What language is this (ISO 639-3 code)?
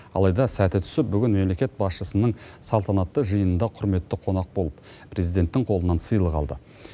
kaz